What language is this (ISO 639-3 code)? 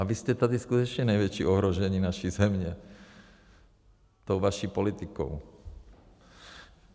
ces